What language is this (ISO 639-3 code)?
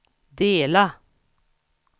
swe